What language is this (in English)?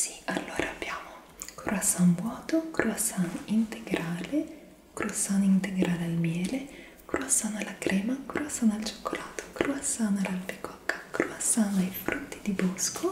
Italian